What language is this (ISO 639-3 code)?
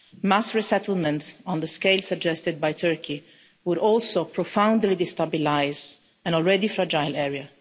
eng